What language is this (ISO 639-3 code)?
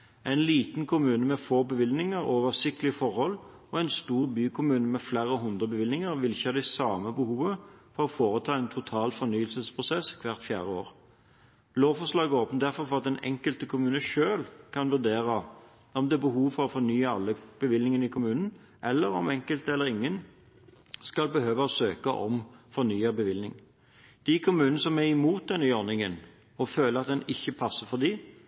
nob